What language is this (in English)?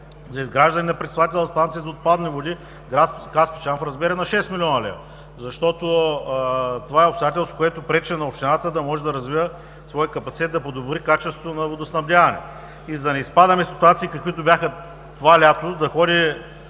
Bulgarian